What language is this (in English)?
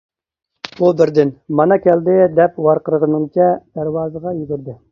Uyghur